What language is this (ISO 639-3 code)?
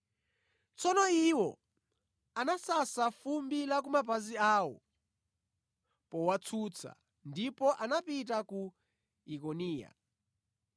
nya